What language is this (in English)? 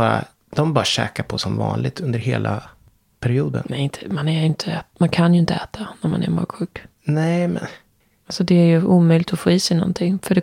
Swedish